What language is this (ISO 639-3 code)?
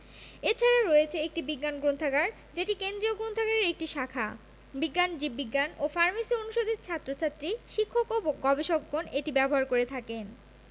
ben